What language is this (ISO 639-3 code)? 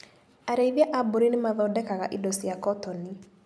kik